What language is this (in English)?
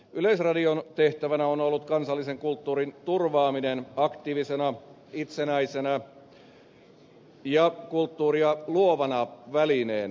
Finnish